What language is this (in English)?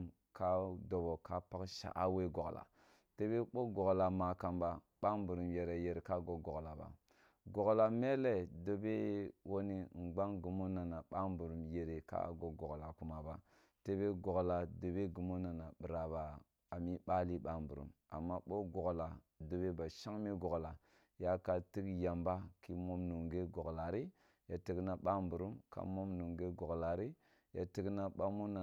Kulung (Nigeria)